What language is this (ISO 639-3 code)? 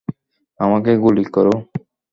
ben